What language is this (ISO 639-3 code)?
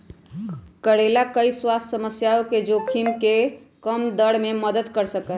mag